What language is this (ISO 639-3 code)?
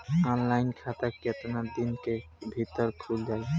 bho